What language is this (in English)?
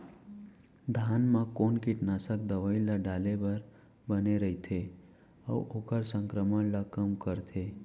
Chhattisgarhi